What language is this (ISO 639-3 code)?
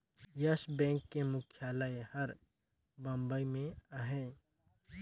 hne